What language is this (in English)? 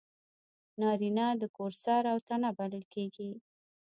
Pashto